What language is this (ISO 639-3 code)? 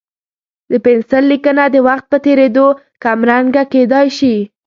pus